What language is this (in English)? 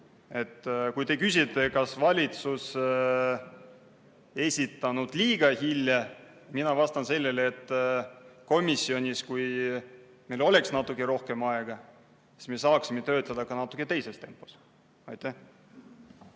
Estonian